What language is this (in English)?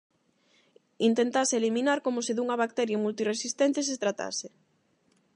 Galician